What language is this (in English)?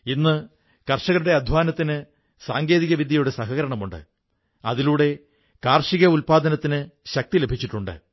Malayalam